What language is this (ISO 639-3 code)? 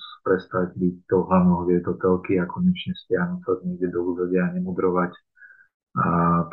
slk